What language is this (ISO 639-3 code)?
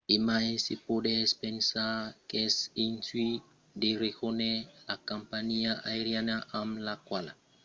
oci